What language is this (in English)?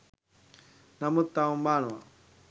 Sinhala